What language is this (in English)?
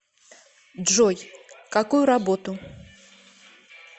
Russian